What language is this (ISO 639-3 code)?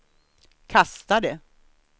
swe